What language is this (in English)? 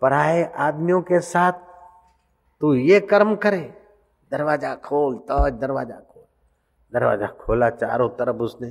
Hindi